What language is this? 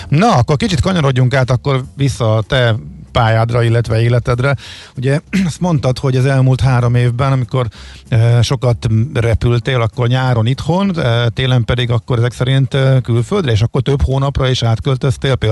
Hungarian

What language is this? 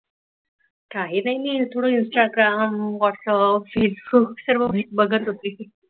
Marathi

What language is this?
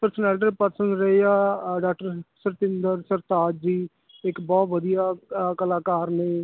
Punjabi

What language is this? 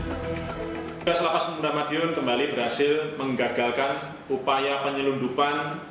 Indonesian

